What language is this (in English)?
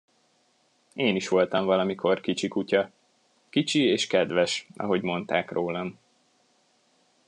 Hungarian